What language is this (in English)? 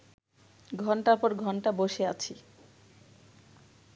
Bangla